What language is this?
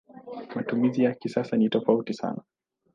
Swahili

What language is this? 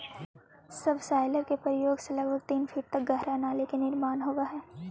Magahi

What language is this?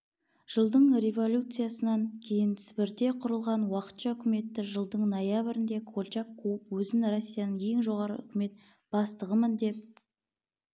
Kazakh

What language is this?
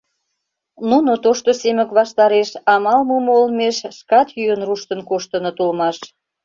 Mari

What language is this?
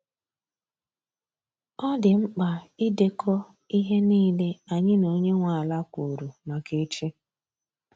Igbo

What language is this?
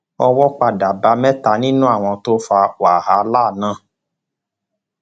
Yoruba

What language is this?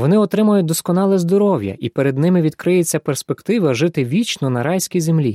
Ukrainian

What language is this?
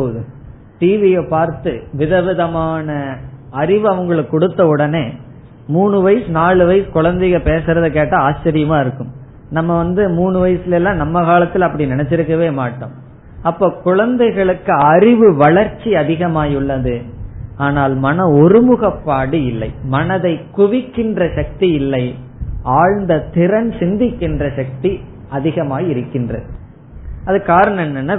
Tamil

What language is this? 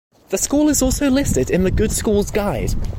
English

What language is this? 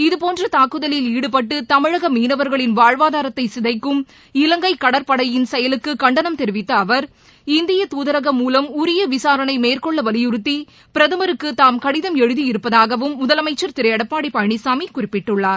Tamil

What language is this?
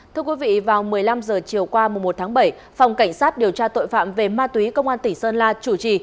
Vietnamese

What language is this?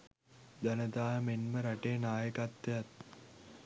Sinhala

